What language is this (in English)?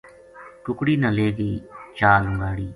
Gujari